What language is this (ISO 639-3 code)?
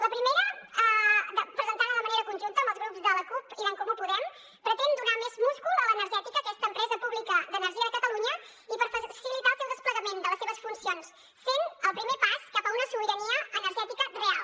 cat